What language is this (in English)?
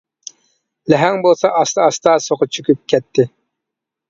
Uyghur